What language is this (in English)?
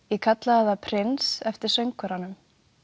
Icelandic